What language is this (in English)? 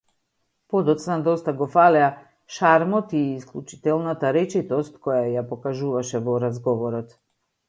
Macedonian